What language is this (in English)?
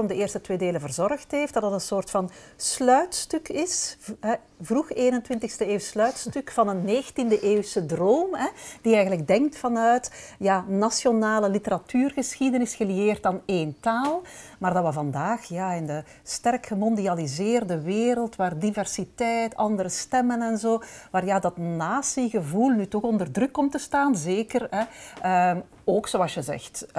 Dutch